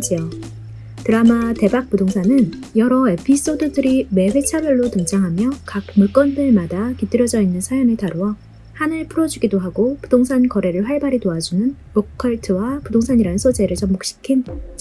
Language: Korean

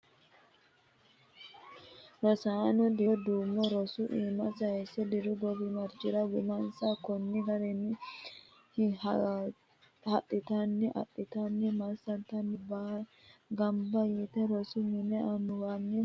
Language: Sidamo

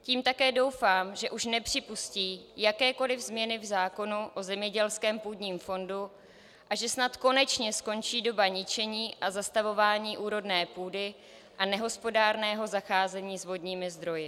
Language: Czech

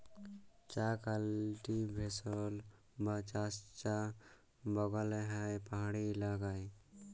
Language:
Bangla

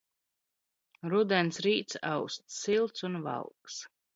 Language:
Latvian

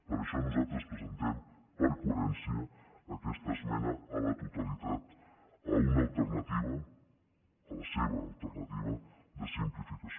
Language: Catalan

